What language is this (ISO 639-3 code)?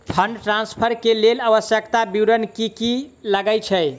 mai